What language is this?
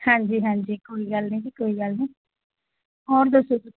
Punjabi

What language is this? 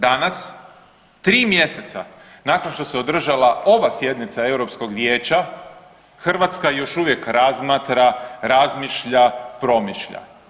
Croatian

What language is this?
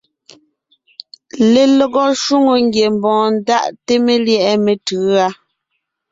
Ngiemboon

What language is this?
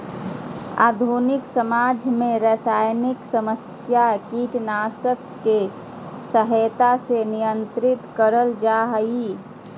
Magahi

